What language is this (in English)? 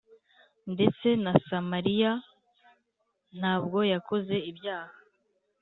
Kinyarwanda